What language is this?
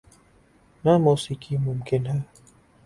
Urdu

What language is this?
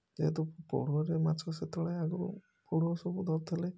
Odia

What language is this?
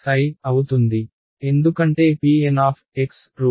Telugu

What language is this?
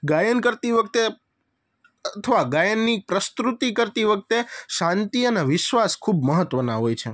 Gujarati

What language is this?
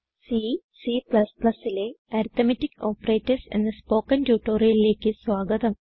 Malayalam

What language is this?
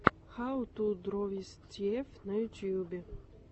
Russian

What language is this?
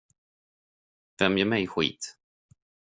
Swedish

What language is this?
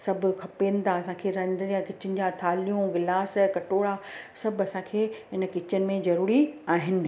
Sindhi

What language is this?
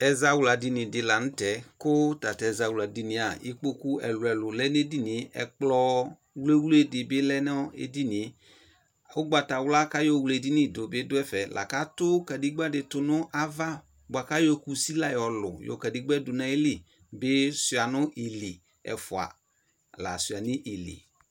Ikposo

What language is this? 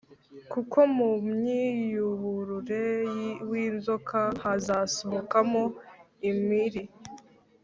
Kinyarwanda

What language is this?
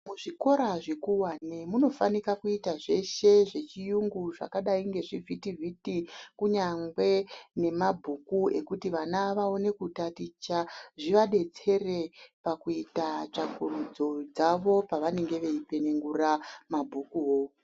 Ndau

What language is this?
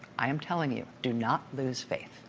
English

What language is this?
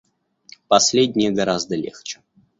Russian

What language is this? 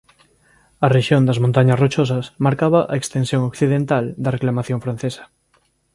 Galician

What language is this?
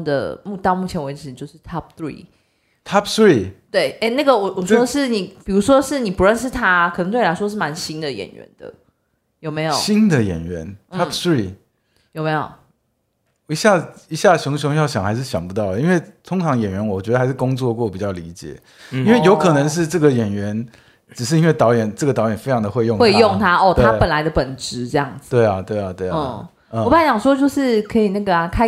Chinese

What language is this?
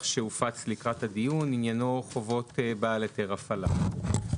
Hebrew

